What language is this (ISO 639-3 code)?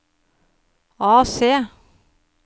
nor